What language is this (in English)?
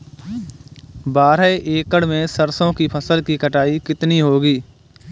Hindi